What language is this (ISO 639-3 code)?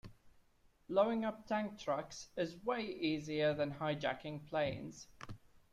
eng